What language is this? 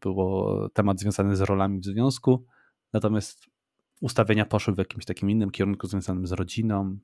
Polish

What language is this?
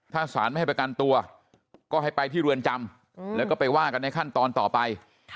Thai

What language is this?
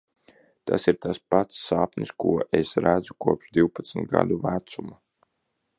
Latvian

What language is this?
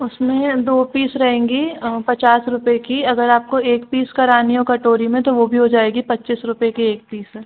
Hindi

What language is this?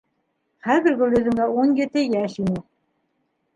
Bashkir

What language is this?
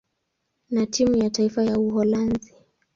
Swahili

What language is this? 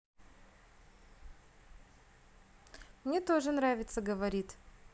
Russian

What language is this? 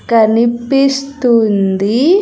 Telugu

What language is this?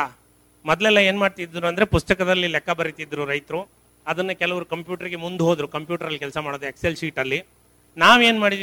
Kannada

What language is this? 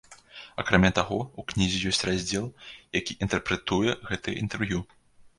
Belarusian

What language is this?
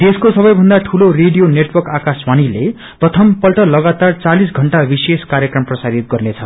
Nepali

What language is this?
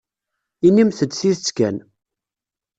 Kabyle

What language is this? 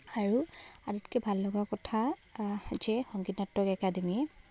Assamese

